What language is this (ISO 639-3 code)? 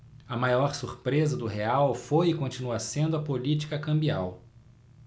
por